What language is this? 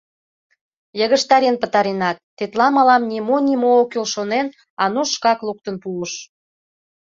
Mari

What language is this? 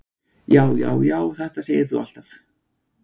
Icelandic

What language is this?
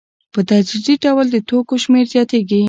Pashto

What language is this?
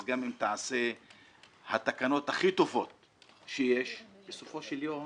Hebrew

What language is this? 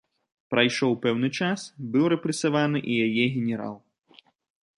Belarusian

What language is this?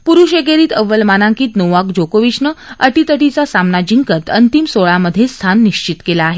Marathi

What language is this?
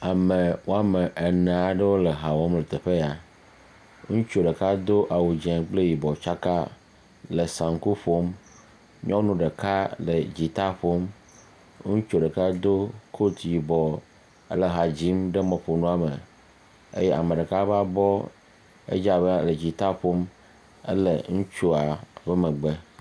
Ewe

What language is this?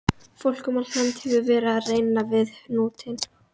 Icelandic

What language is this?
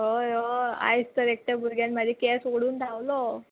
Konkani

